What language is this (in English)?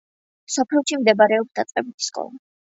Georgian